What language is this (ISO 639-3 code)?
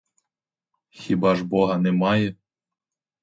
ukr